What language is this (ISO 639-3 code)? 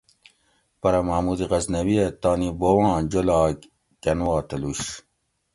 gwc